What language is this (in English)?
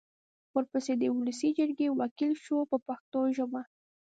Pashto